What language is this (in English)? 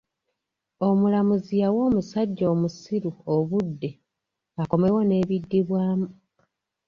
Ganda